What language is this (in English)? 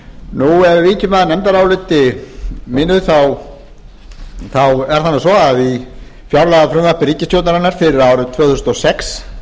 Icelandic